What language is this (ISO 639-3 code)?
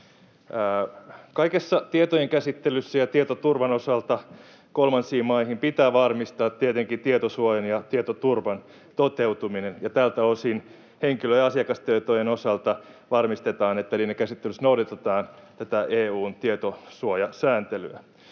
fin